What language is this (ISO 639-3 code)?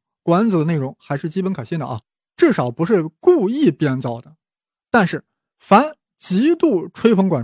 zho